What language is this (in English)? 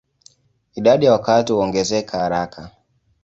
Swahili